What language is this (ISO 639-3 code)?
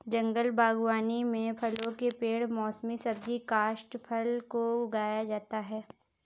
hin